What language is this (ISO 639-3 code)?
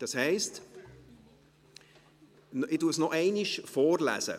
gsw